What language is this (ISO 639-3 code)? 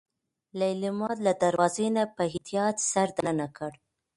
pus